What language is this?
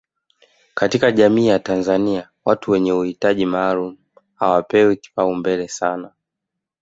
Swahili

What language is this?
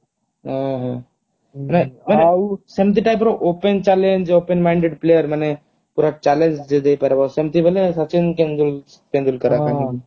Odia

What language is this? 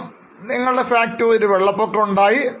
Malayalam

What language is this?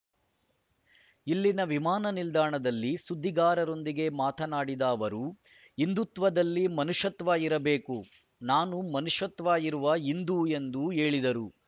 Kannada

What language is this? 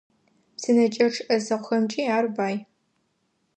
Adyghe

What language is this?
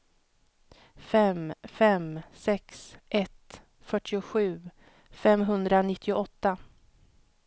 Swedish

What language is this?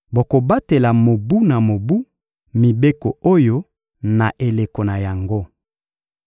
Lingala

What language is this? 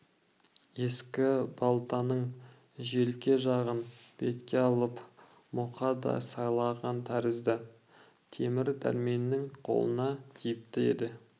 Kazakh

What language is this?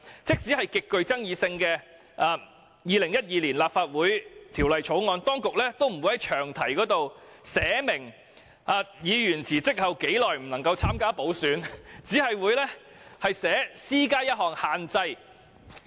Cantonese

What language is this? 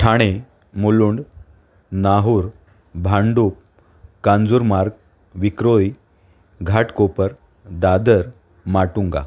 Marathi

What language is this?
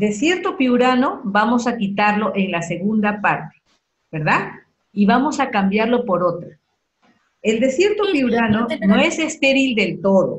Spanish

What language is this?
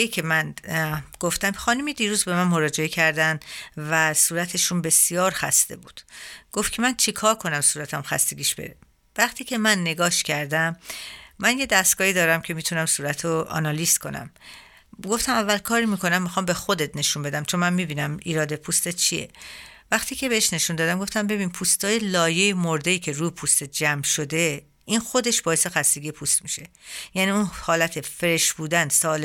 Persian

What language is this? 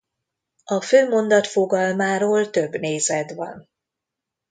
Hungarian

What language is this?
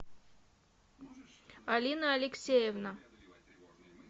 Russian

